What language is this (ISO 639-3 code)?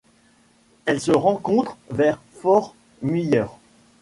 fra